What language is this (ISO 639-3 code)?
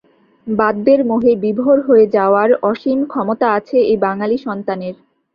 ben